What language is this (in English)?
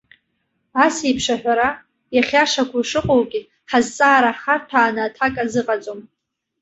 Abkhazian